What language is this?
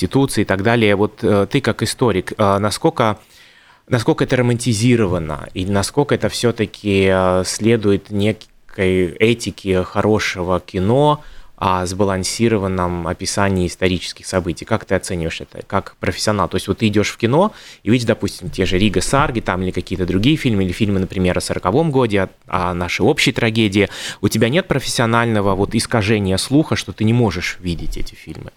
Russian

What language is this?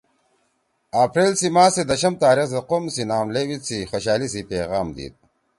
Torwali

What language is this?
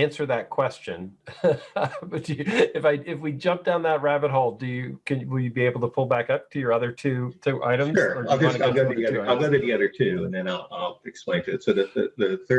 English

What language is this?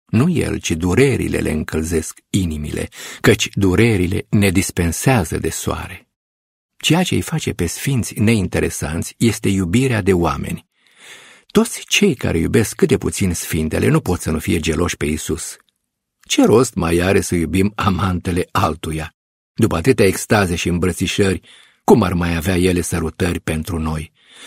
Romanian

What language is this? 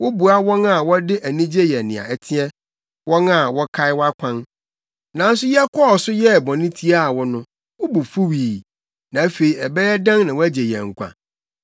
Akan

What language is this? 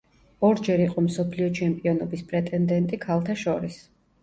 Georgian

